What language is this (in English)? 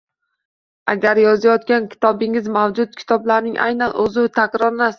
Uzbek